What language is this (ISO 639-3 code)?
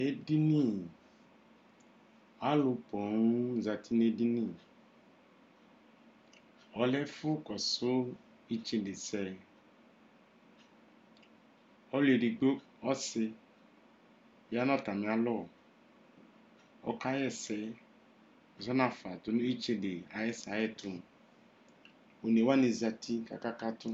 kpo